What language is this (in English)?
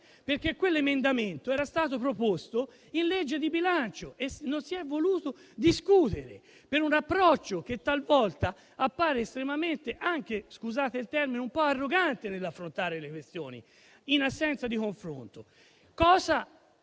Italian